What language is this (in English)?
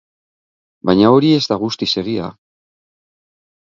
Basque